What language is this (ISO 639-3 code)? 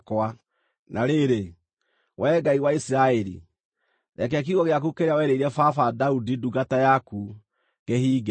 kik